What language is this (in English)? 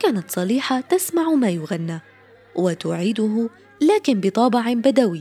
Arabic